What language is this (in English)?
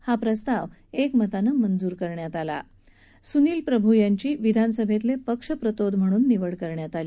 Marathi